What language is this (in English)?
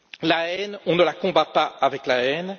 French